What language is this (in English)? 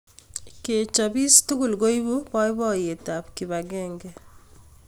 Kalenjin